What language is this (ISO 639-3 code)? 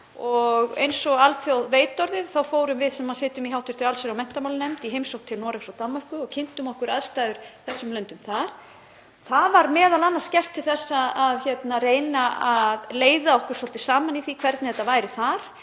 isl